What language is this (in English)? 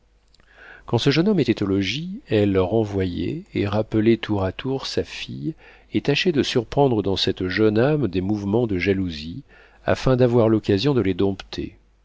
French